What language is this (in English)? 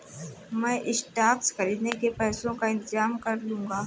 Hindi